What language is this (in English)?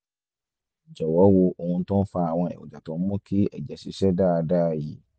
Yoruba